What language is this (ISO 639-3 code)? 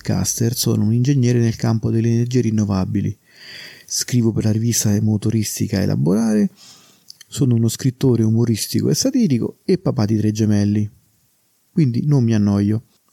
ita